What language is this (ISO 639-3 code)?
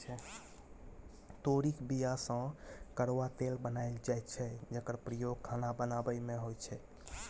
mai